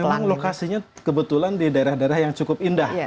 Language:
Indonesian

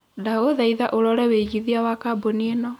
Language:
Kikuyu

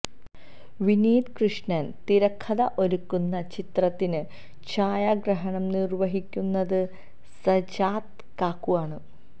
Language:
Malayalam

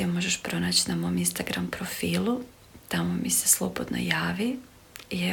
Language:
Croatian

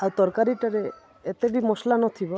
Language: Odia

